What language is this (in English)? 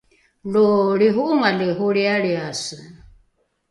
Rukai